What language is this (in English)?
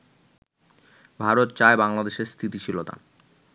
Bangla